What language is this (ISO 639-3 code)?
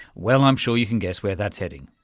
eng